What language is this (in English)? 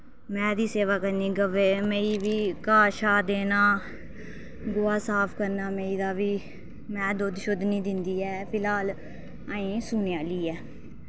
Dogri